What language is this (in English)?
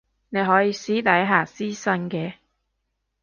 Cantonese